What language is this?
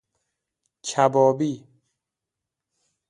Persian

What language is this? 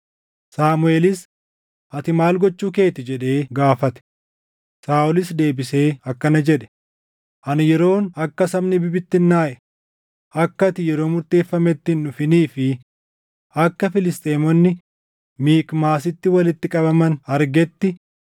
Oromo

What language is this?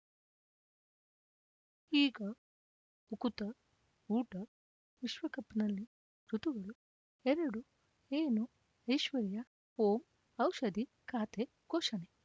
Kannada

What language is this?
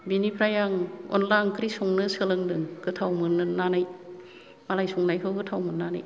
Bodo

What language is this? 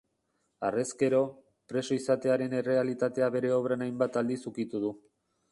Basque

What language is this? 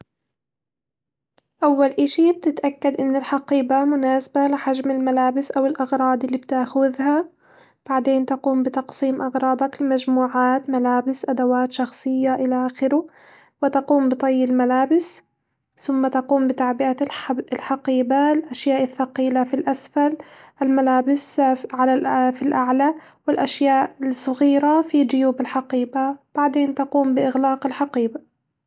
Hijazi Arabic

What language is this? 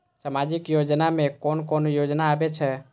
Maithili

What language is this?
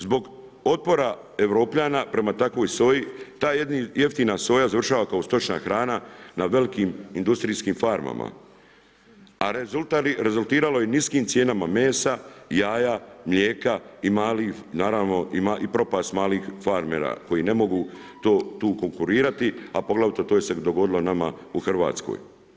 Croatian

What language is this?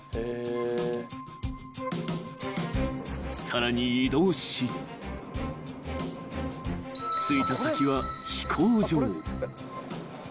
Japanese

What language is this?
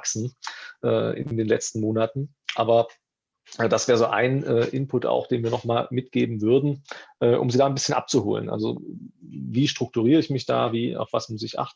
German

